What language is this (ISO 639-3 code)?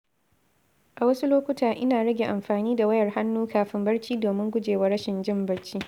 hau